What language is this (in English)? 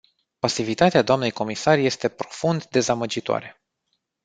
Romanian